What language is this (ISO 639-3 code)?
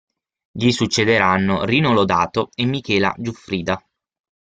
ita